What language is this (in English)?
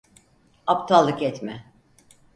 Turkish